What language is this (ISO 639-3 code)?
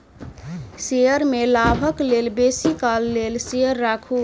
mai